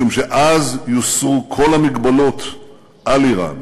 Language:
Hebrew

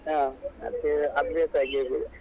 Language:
Kannada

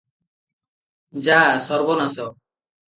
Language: Odia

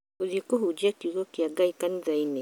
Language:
Kikuyu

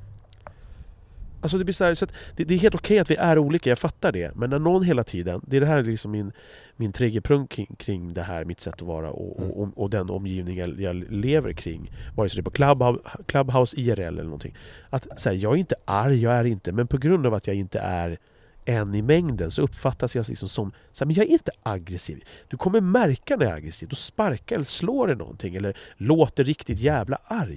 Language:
Swedish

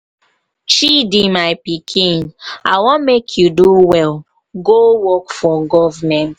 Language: Nigerian Pidgin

